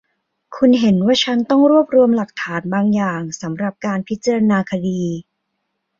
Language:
Thai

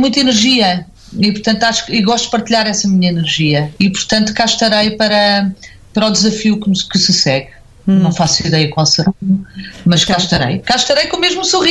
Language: Portuguese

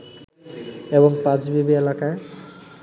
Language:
Bangla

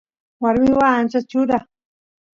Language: Santiago del Estero Quichua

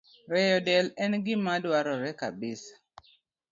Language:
Luo (Kenya and Tanzania)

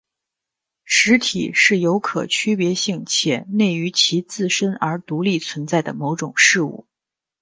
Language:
Chinese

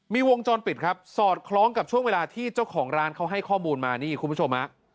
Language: Thai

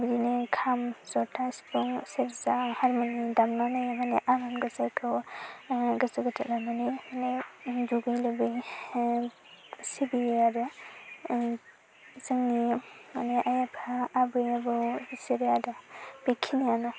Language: Bodo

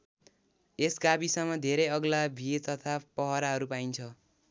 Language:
Nepali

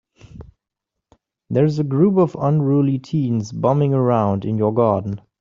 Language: English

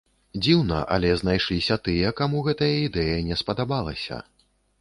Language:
Belarusian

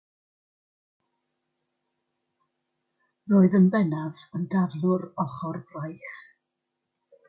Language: Welsh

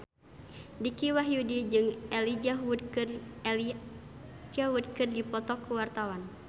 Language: Sundanese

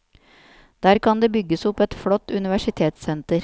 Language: Norwegian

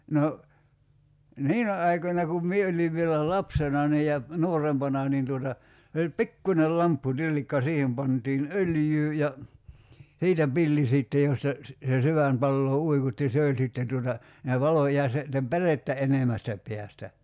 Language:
Finnish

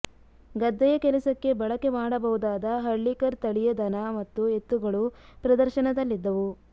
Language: Kannada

